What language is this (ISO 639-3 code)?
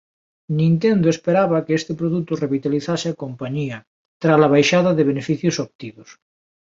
glg